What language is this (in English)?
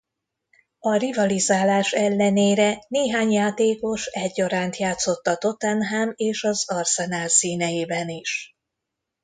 Hungarian